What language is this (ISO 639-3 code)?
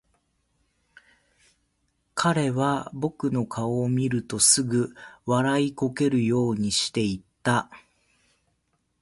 jpn